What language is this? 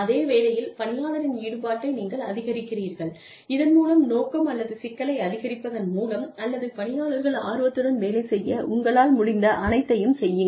Tamil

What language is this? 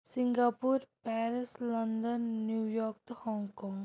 Kashmiri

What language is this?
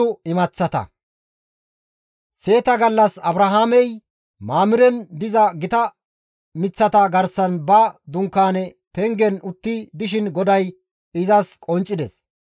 Gamo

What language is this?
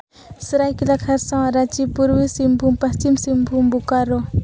Santali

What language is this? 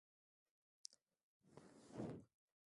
Swahili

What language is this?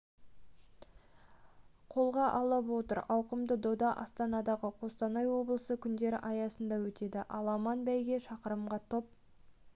Kazakh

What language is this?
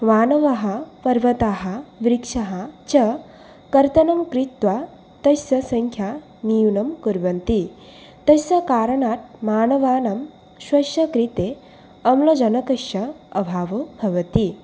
Sanskrit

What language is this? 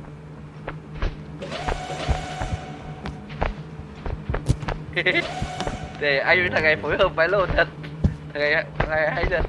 Vietnamese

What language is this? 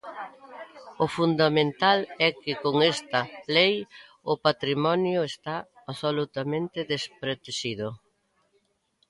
Galician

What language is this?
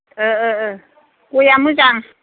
Bodo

